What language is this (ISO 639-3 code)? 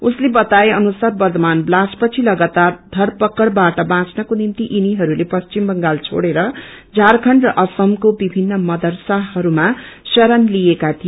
nep